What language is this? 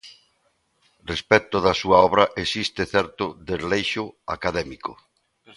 Galician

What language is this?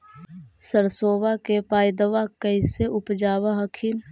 Magahi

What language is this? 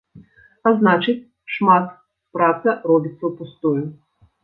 Belarusian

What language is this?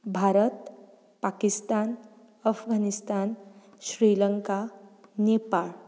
Konkani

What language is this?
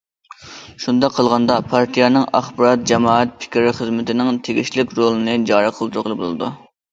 Uyghur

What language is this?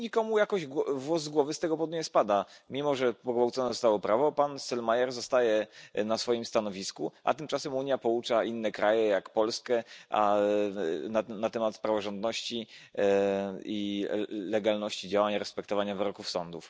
Polish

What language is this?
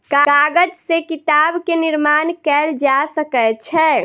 Maithili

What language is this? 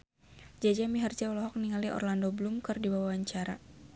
Sundanese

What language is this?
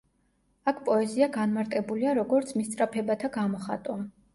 Georgian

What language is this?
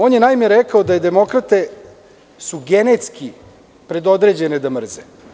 Serbian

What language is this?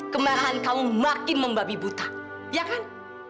Indonesian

